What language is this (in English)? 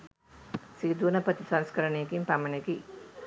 Sinhala